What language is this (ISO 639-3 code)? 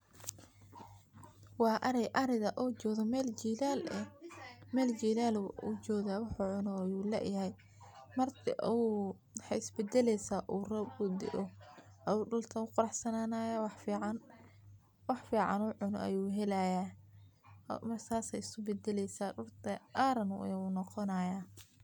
som